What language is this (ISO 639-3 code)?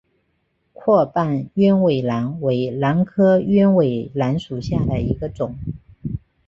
zho